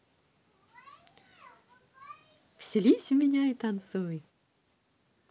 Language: Russian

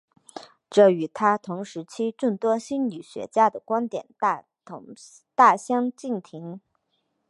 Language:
Chinese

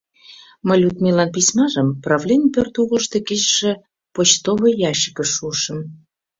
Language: Mari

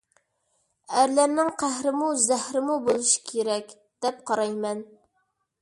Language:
Uyghur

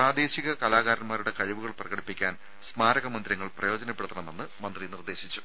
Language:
Malayalam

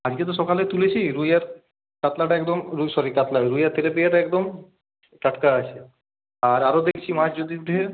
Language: Bangla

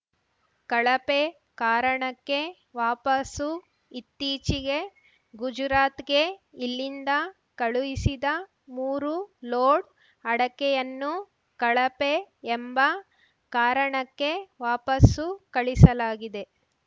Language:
Kannada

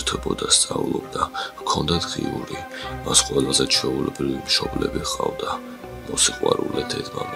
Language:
Romanian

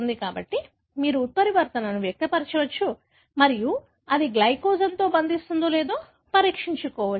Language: Telugu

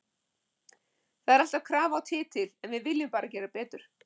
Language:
Icelandic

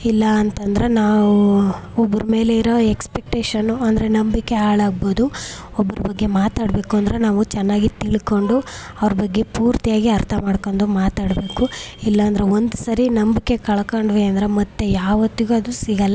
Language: Kannada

